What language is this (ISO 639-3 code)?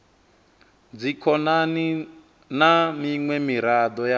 ven